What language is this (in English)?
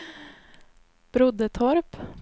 Swedish